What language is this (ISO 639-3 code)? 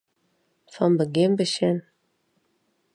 fry